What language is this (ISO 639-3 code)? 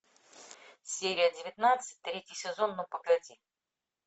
rus